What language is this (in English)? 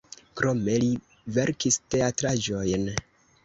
Esperanto